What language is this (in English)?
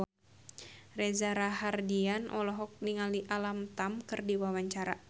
Sundanese